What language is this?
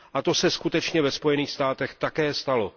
Czech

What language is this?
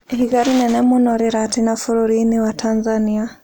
Kikuyu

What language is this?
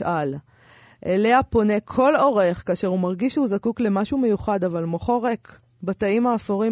Hebrew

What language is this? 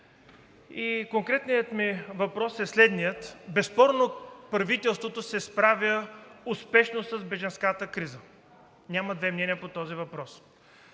Bulgarian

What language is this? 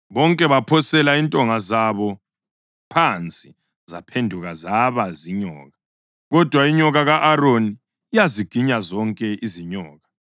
North Ndebele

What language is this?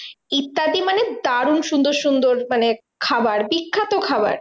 Bangla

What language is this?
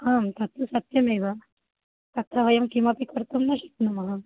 Sanskrit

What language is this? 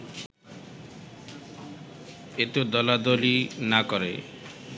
Bangla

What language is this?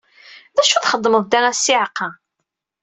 Kabyle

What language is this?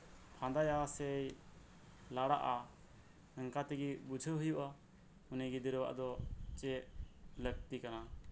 Santali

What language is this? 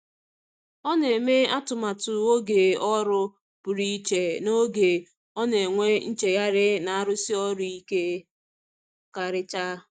Igbo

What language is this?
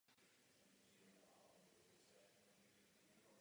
Czech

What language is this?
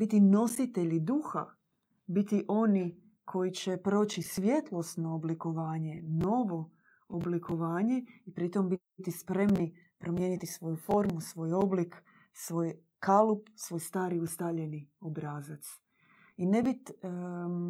Croatian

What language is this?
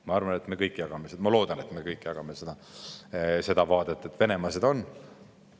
Estonian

